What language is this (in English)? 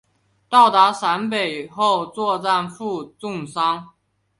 Chinese